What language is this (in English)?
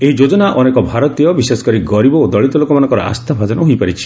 Odia